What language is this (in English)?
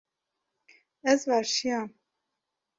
Kurdish